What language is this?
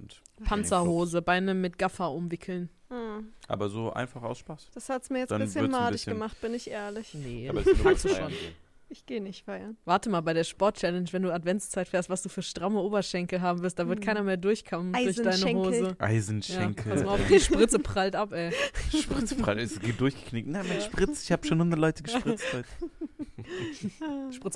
German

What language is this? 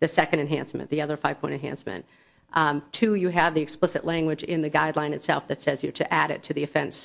English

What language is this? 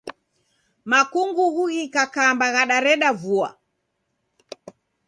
Taita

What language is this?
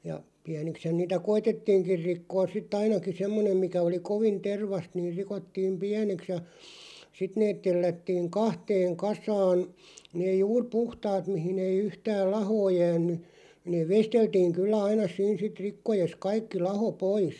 Finnish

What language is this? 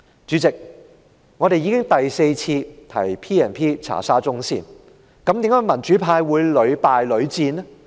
Cantonese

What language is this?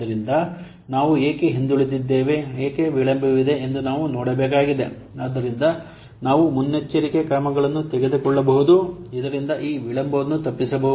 Kannada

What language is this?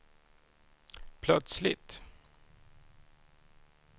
Swedish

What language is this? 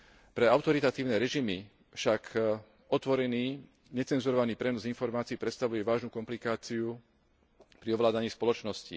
Slovak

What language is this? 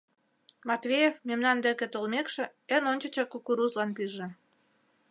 Mari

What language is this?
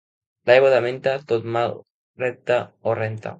Catalan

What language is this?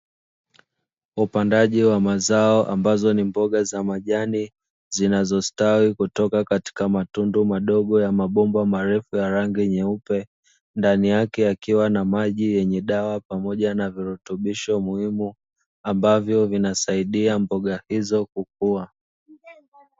Swahili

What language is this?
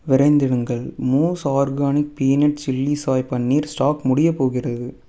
Tamil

